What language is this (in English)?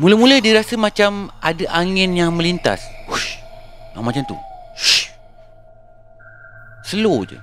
Malay